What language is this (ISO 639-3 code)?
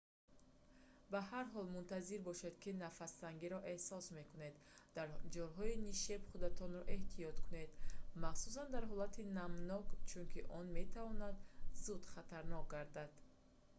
tgk